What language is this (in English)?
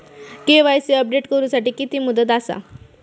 Marathi